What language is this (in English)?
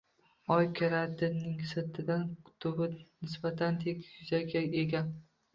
Uzbek